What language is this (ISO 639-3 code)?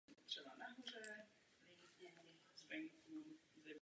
ces